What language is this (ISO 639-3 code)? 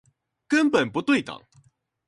zho